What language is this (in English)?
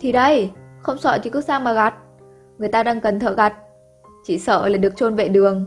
Vietnamese